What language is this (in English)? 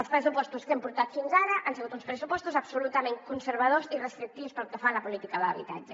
Catalan